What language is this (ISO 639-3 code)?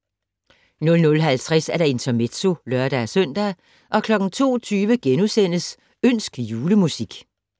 dan